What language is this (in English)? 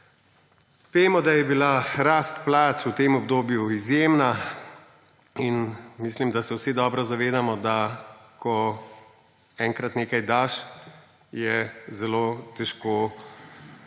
Slovenian